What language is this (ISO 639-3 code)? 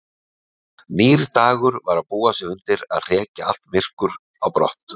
isl